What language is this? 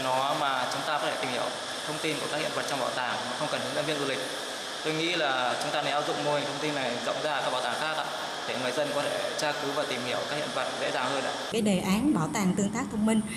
Vietnamese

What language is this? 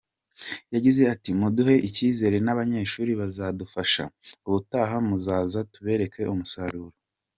Kinyarwanda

